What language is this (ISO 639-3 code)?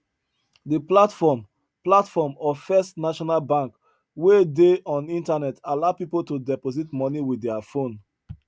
pcm